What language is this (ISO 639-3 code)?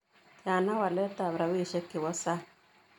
kln